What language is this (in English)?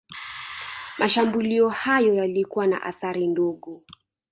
Swahili